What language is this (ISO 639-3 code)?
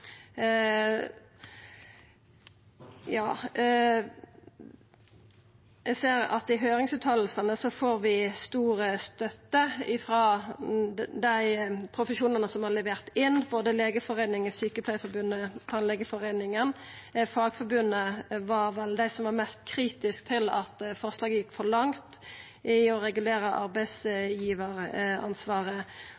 nno